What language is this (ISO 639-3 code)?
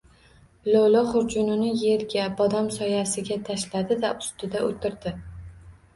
uzb